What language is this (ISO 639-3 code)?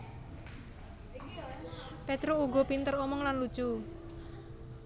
jav